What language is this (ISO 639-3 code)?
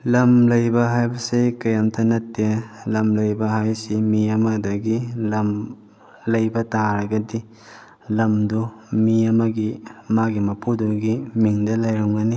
mni